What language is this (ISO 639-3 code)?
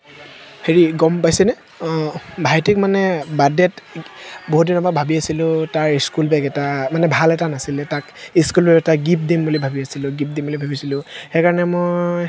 asm